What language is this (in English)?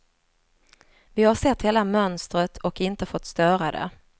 Swedish